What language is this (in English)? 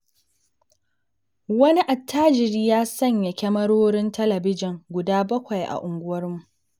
Hausa